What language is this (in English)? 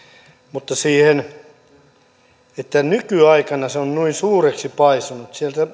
Finnish